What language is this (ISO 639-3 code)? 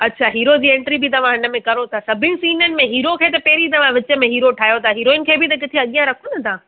snd